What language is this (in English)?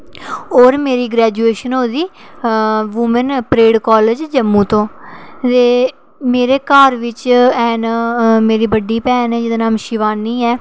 Dogri